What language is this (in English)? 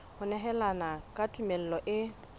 Southern Sotho